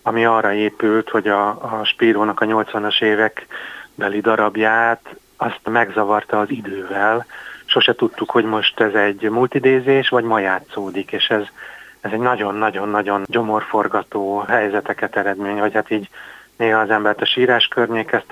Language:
Hungarian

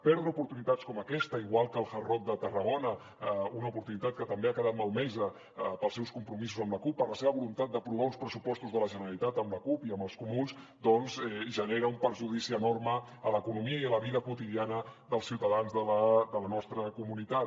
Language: Catalan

